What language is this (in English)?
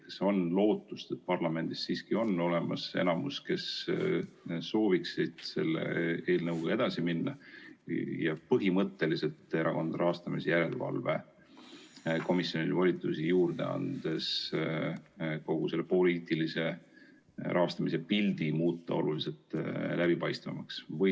Estonian